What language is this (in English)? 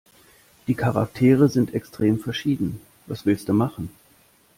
German